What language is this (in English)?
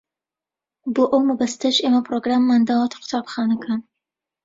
Central Kurdish